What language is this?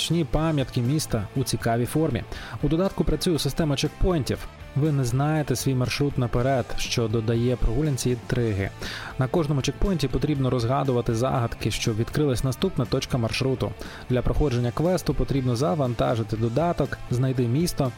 Ukrainian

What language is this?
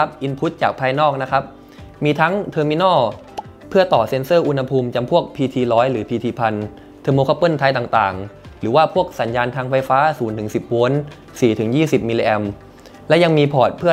Thai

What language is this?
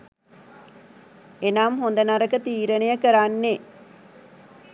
Sinhala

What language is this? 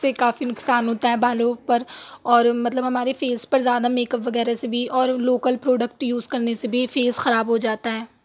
Urdu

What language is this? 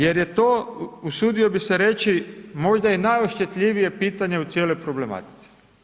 Croatian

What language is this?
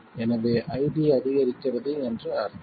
Tamil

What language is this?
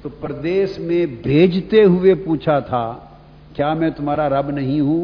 Urdu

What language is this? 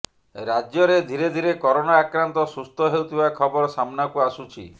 Odia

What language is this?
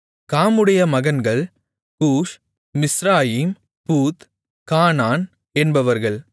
Tamil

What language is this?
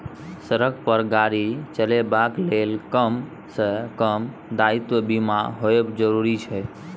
Maithili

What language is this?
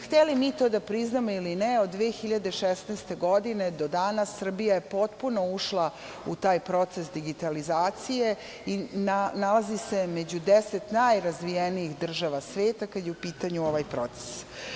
Serbian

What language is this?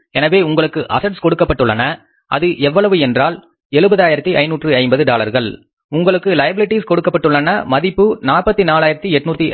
Tamil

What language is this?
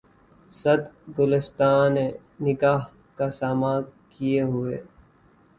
Urdu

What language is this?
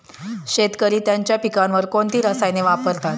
Marathi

